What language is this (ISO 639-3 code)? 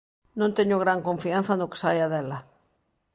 glg